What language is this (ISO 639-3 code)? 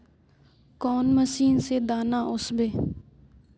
mag